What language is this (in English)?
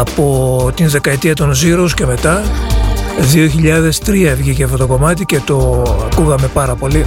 Greek